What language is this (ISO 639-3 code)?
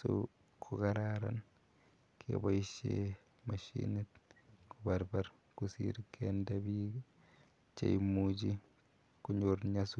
kln